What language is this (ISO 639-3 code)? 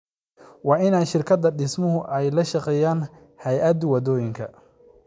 som